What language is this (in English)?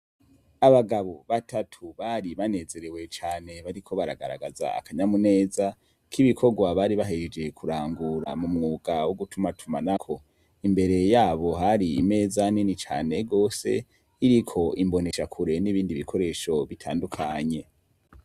Rundi